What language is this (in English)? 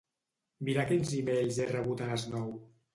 Catalan